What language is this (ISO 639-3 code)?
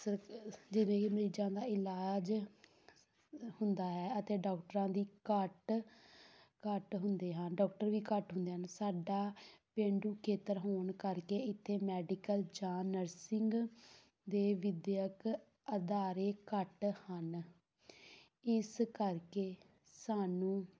pan